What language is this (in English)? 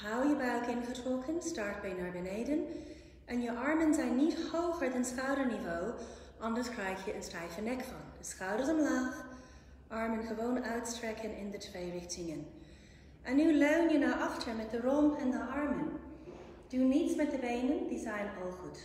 Dutch